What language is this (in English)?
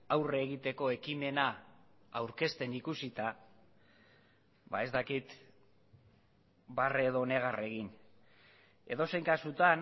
Basque